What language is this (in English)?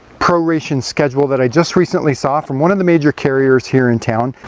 English